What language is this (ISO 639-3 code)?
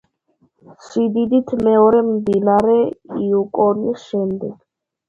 kat